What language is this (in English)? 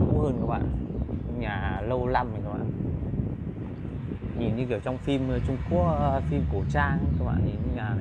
Vietnamese